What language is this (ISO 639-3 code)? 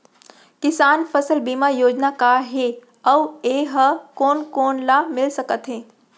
hne